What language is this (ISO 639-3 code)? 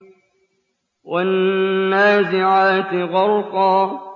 ara